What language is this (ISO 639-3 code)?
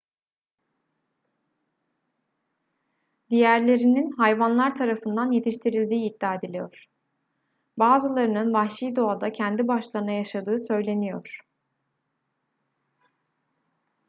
tur